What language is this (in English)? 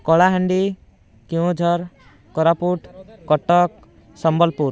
Odia